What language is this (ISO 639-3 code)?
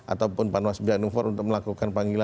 ind